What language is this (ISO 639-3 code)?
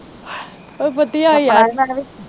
pan